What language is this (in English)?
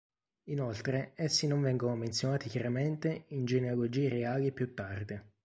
Italian